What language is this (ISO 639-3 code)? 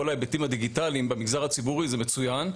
heb